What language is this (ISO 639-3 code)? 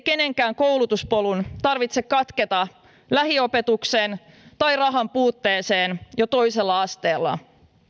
fin